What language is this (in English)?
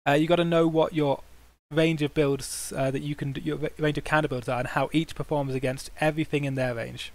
English